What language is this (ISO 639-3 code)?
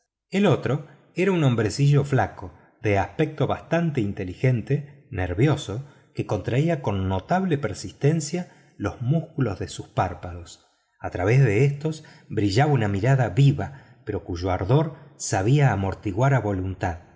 spa